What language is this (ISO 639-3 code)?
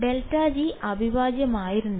mal